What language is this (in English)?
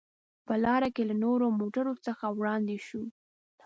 Pashto